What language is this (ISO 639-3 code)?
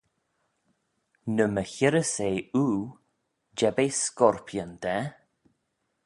glv